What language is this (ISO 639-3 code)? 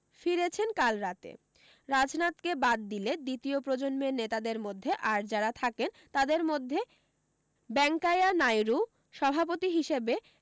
ben